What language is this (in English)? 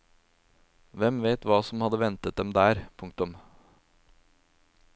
Norwegian